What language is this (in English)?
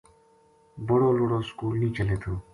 Gujari